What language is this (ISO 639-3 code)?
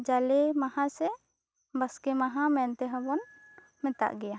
sat